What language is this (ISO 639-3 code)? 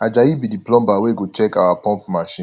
pcm